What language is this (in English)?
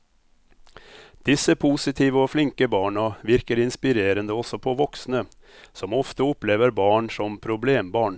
Norwegian